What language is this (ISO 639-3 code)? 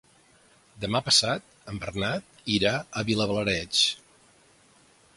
cat